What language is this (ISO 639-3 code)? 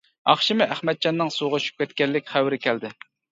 uig